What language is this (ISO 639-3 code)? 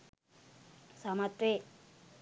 sin